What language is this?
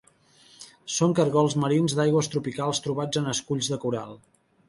Catalan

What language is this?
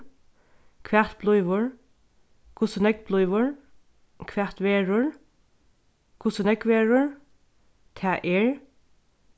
Faroese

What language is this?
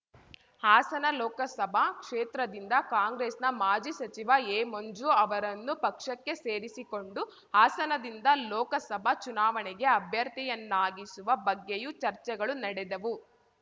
Kannada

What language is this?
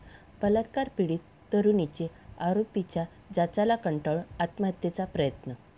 Marathi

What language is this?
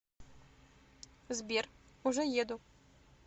Russian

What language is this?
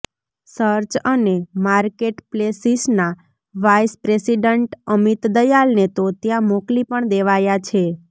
Gujarati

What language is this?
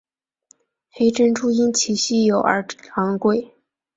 Chinese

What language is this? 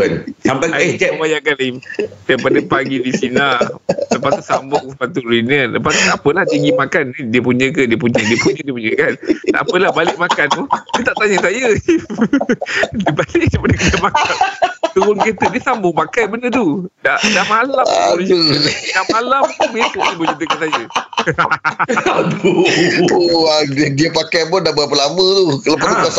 Malay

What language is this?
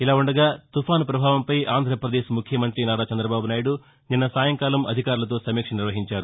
Telugu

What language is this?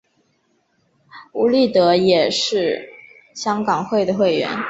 Chinese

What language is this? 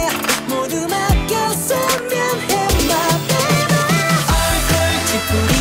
Korean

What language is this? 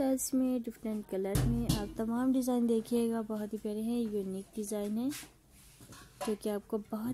Turkish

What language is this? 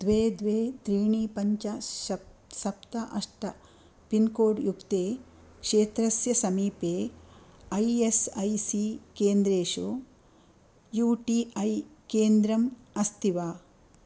Sanskrit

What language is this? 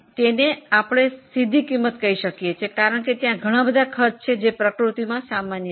Gujarati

